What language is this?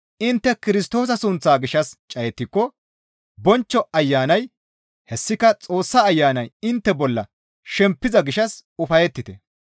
Gamo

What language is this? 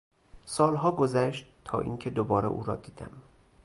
Persian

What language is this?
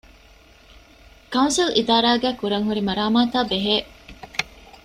Divehi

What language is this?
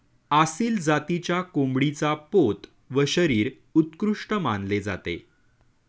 Marathi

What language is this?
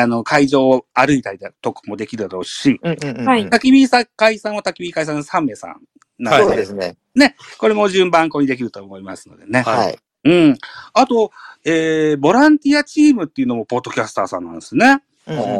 Japanese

